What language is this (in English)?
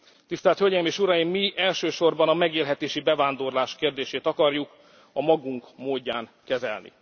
Hungarian